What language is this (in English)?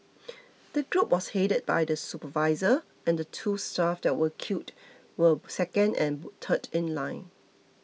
English